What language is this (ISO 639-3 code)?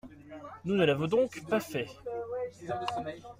fra